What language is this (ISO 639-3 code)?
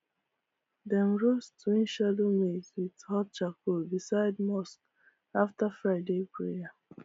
pcm